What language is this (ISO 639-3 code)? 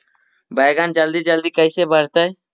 mag